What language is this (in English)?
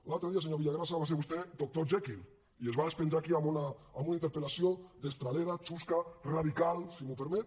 Catalan